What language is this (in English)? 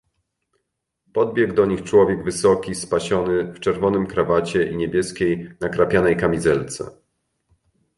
Polish